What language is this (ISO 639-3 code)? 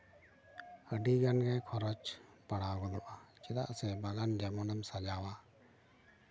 sat